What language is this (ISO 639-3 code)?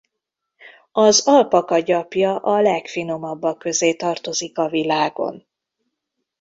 hun